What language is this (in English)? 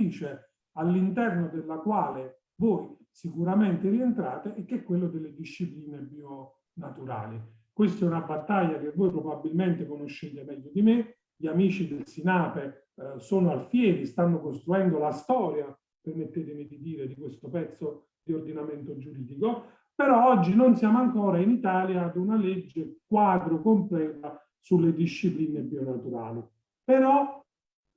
Italian